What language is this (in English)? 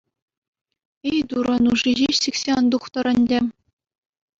Chuvash